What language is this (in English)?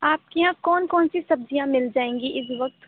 Urdu